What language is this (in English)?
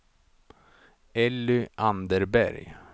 Swedish